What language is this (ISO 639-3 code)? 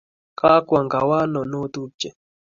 kln